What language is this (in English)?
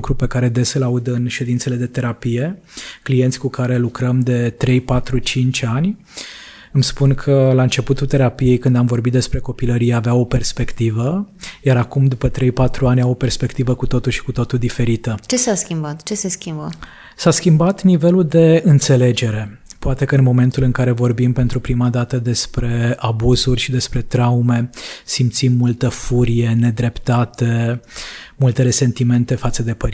Romanian